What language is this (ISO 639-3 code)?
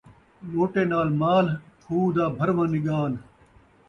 skr